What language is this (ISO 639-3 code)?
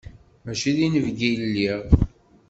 kab